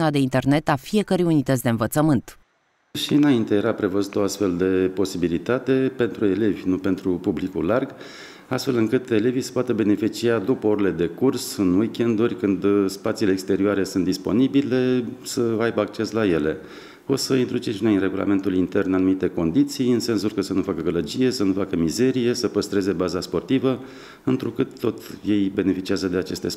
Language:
Romanian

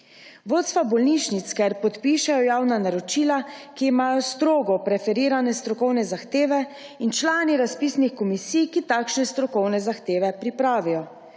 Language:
Slovenian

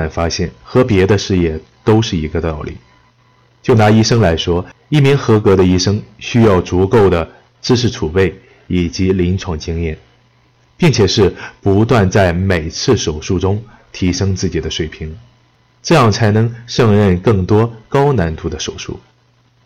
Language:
Chinese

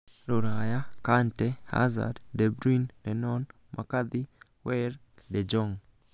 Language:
Kikuyu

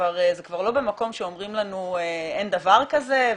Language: Hebrew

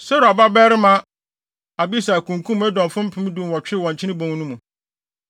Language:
Akan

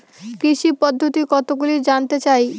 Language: Bangla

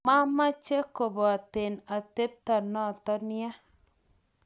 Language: Kalenjin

